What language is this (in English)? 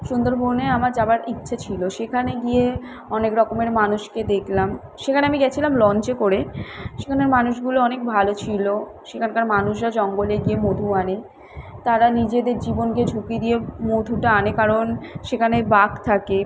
Bangla